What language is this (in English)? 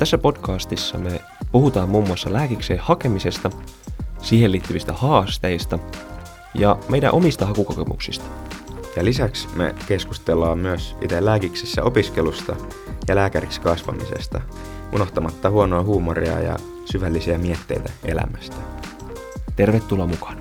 Finnish